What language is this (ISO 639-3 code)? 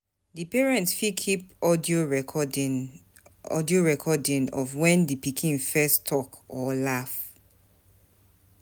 pcm